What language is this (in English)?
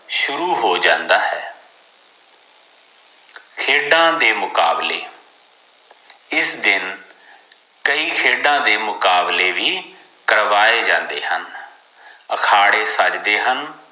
Punjabi